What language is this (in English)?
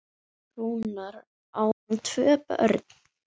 Icelandic